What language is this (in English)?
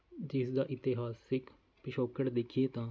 Punjabi